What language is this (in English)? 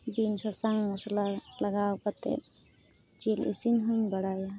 Santali